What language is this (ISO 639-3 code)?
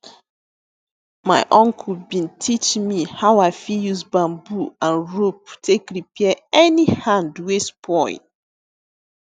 pcm